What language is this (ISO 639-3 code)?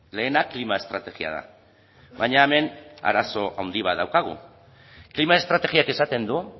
eus